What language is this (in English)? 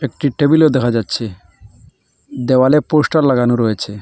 Bangla